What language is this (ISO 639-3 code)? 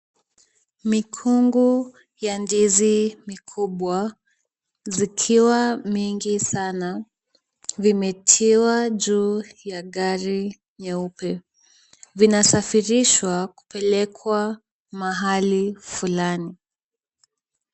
swa